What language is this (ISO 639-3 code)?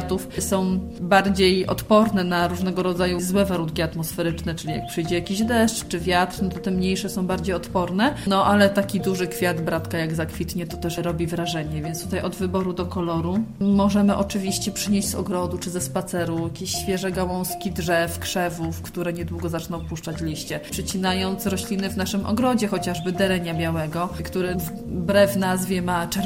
pol